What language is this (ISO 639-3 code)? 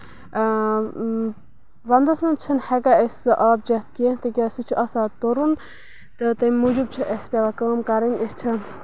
kas